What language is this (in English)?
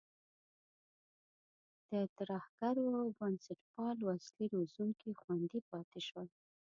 Pashto